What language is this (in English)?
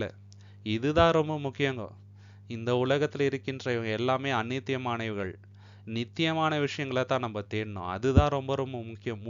Tamil